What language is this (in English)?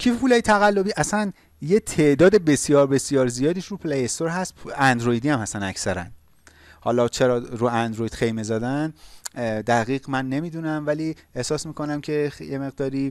Persian